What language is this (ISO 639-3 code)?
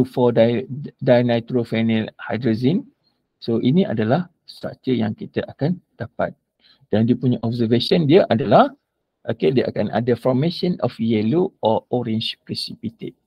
msa